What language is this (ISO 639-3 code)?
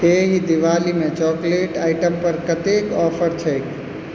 mai